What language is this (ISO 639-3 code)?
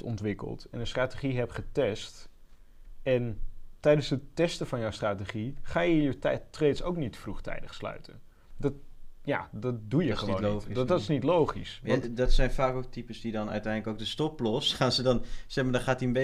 nld